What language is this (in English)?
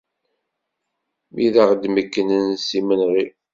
Kabyle